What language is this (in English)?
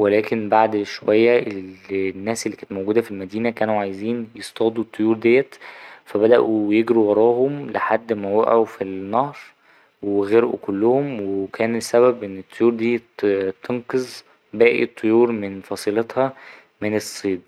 Egyptian Arabic